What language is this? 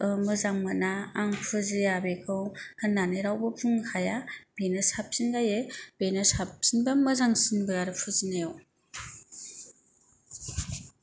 Bodo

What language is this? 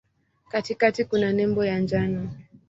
Swahili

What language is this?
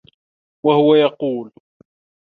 Arabic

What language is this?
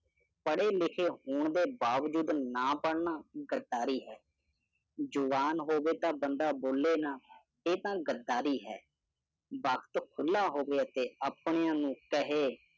Punjabi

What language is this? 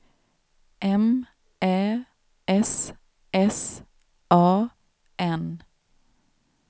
Swedish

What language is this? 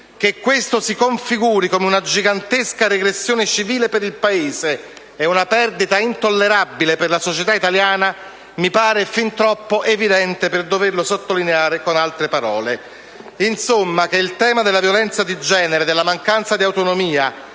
Italian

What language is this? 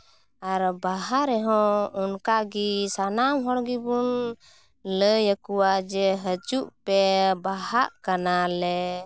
Santali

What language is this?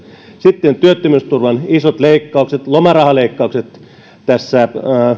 Finnish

